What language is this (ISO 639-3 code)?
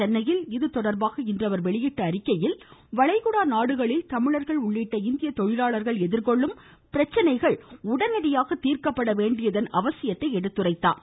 tam